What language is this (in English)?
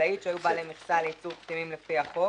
Hebrew